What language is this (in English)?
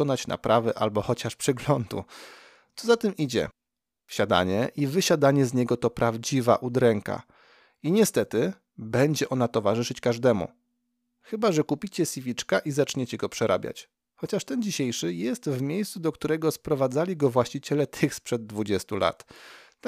Polish